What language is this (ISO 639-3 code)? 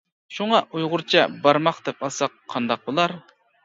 uig